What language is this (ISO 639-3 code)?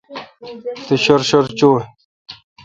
xka